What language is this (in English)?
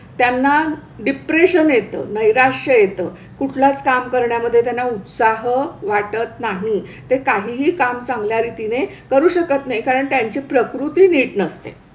Marathi